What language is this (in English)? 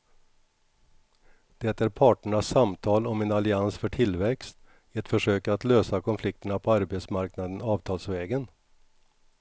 Swedish